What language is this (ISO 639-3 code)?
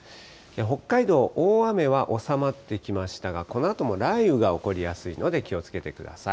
jpn